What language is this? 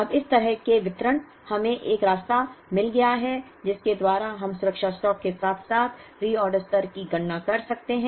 Hindi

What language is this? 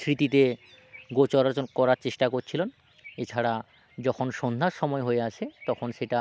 Bangla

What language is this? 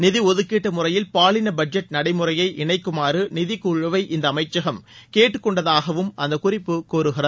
Tamil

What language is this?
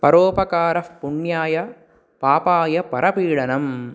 Sanskrit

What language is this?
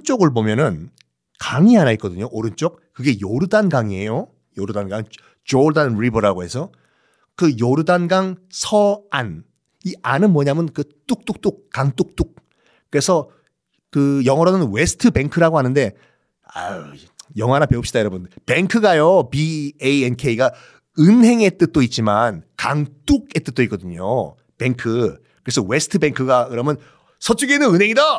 Korean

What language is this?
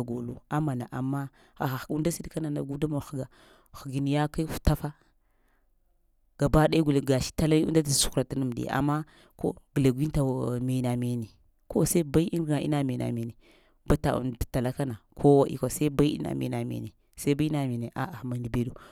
Lamang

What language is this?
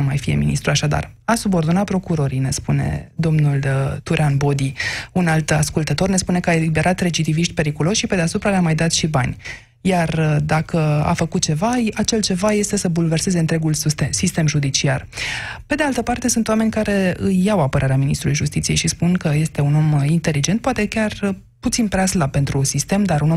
Romanian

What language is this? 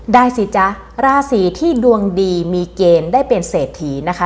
Thai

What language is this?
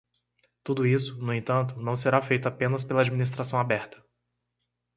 Portuguese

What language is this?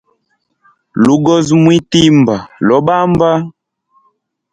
Hemba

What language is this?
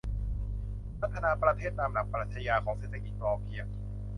Thai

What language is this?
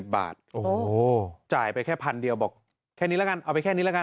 Thai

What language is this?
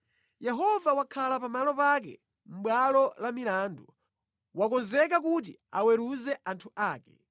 Nyanja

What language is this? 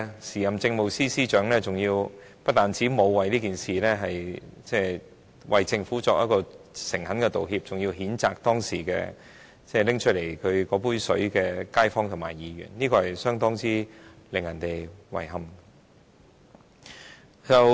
Cantonese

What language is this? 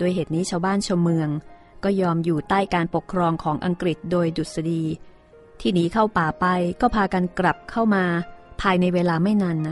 Thai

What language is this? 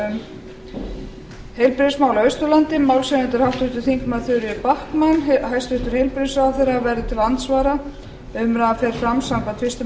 Icelandic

